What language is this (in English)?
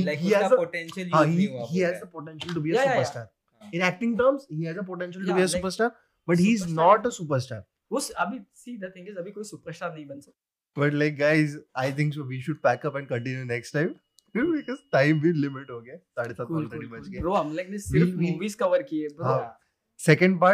Hindi